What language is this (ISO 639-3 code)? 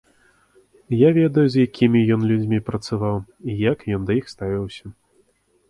bel